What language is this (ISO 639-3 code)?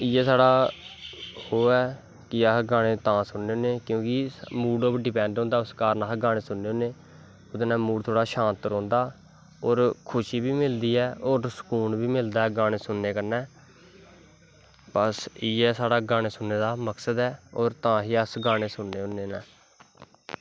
doi